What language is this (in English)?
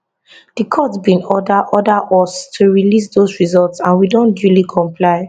Nigerian Pidgin